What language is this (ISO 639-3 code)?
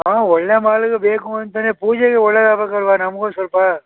kan